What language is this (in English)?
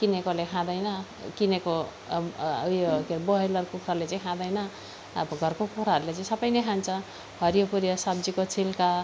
Nepali